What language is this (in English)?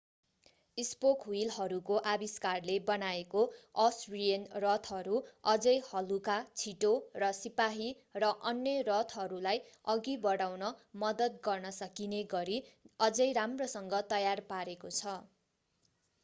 Nepali